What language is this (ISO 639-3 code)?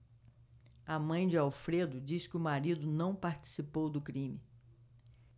por